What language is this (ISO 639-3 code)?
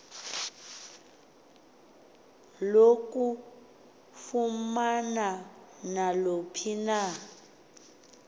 xho